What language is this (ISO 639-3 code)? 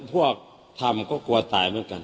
tha